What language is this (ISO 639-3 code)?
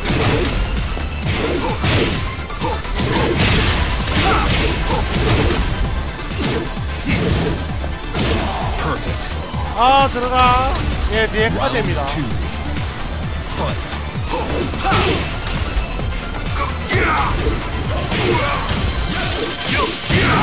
kor